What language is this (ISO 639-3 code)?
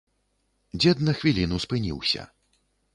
bel